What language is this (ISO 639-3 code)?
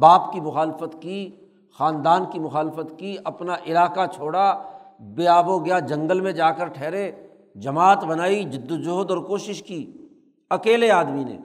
urd